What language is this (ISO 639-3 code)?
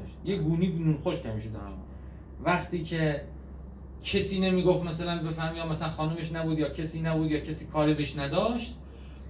fas